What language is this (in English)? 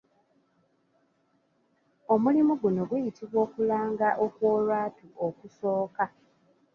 Ganda